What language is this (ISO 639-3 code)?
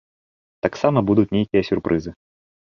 bel